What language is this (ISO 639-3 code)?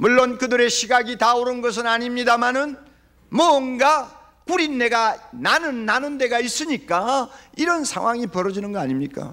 kor